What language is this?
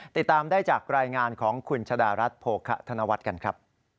Thai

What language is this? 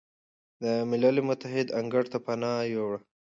Pashto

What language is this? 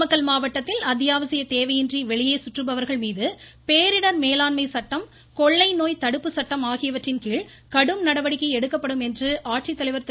Tamil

